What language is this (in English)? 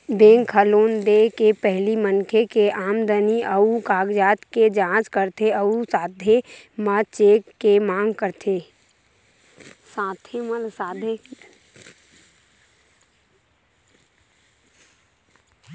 Chhattisgarhi